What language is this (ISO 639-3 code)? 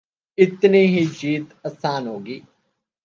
urd